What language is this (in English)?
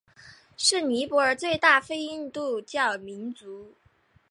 Chinese